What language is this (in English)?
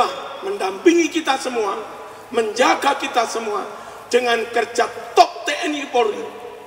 Indonesian